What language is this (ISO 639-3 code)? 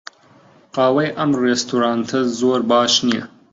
ckb